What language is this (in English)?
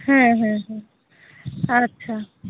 Santali